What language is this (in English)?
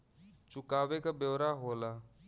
Bhojpuri